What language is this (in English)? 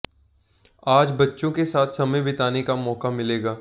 Hindi